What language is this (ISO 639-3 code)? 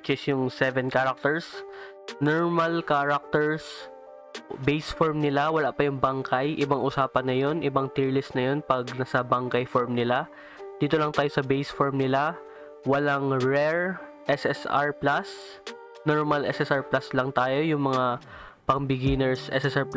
fil